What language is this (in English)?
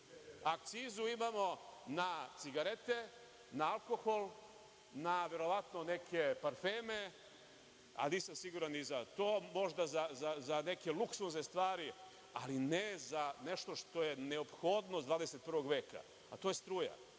Serbian